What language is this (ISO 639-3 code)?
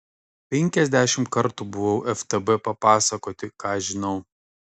lit